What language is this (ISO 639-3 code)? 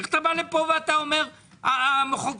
heb